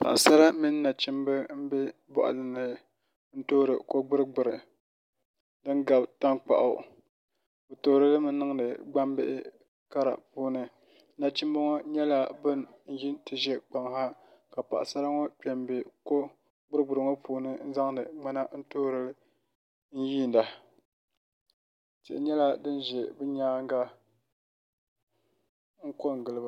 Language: Dagbani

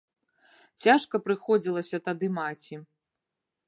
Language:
Belarusian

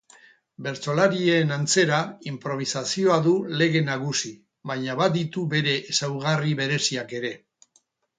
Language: Basque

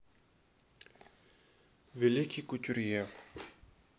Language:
Russian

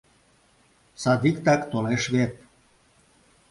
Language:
Mari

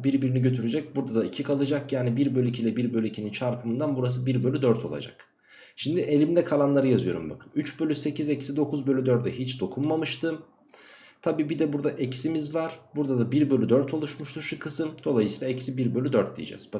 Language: Turkish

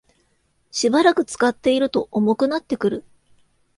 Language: Japanese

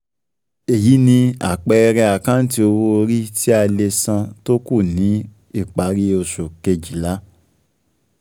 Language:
Yoruba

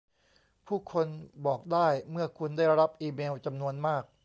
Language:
Thai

